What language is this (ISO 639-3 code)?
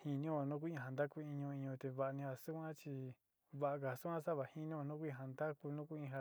xti